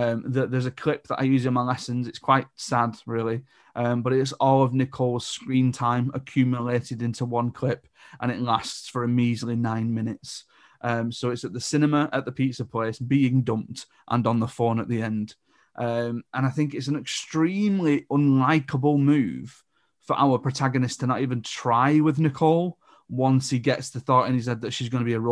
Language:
English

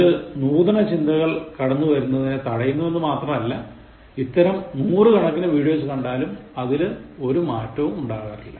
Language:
Malayalam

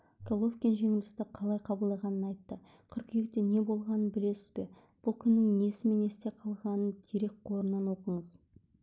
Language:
Kazakh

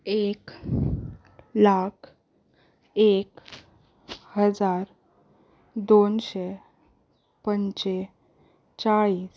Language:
Konkani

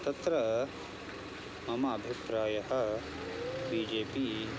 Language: Sanskrit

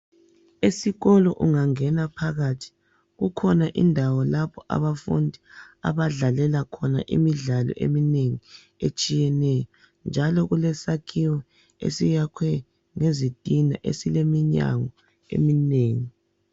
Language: North Ndebele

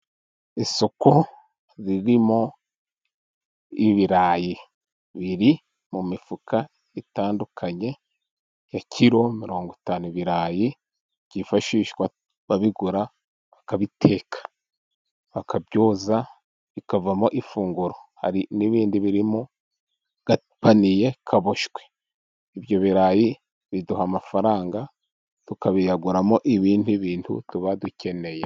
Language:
Kinyarwanda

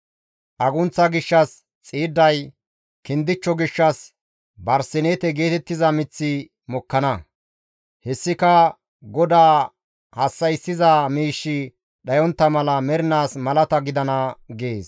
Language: Gamo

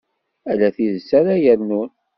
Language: Kabyle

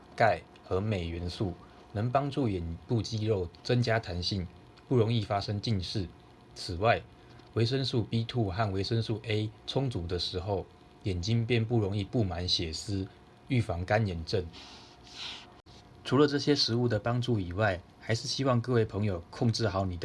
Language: Chinese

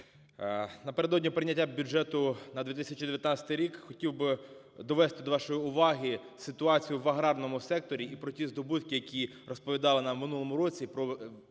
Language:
Ukrainian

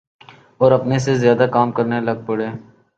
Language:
Urdu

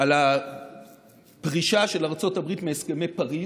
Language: Hebrew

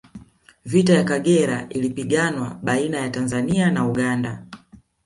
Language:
Swahili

